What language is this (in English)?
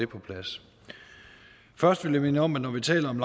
Danish